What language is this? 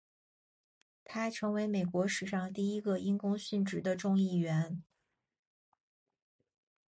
Chinese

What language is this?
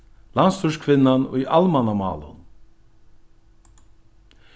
Faroese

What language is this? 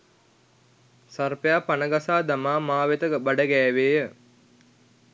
Sinhala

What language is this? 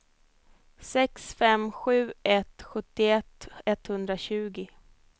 Swedish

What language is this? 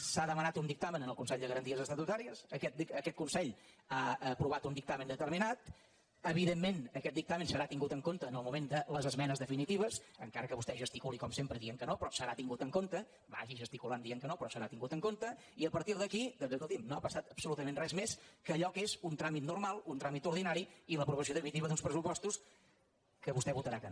Catalan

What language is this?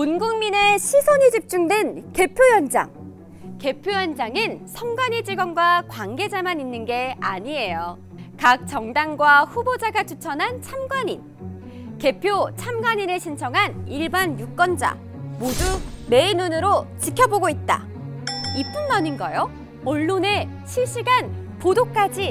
Korean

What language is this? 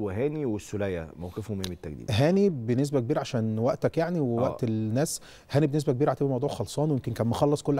Arabic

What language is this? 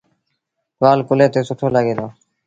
Sindhi Bhil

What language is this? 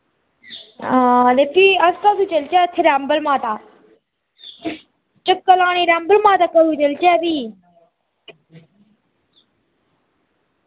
Dogri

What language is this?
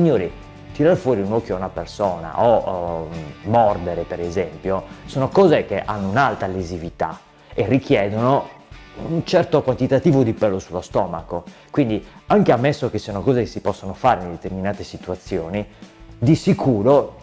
Italian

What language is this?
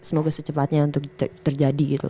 Indonesian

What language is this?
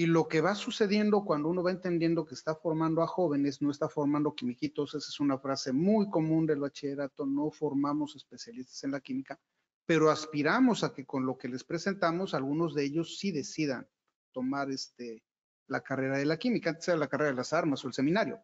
Spanish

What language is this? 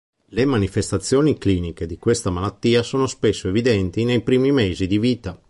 Italian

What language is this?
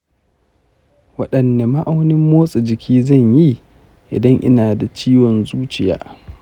Hausa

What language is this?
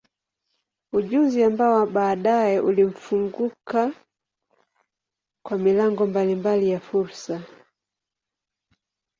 Swahili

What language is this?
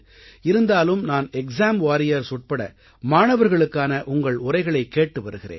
Tamil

